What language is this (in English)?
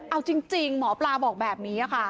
Thai